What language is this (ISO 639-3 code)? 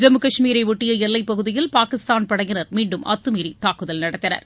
tam